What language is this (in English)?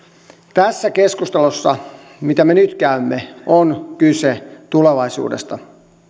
Finnish